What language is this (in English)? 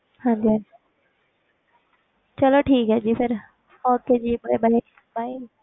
Punjabi